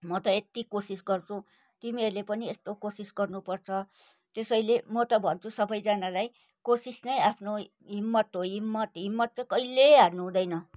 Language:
Nepali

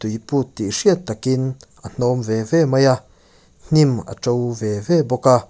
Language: Mizo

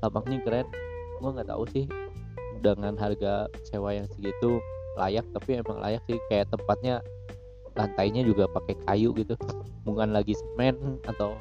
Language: Indonesian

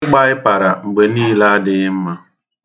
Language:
Igbo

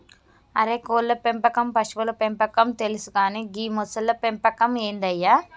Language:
Telugu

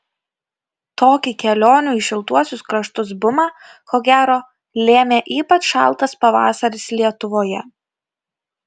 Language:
Lithuanian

